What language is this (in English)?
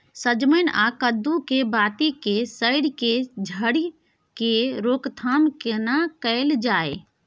Maithili